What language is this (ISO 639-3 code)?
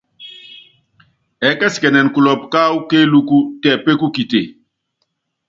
yav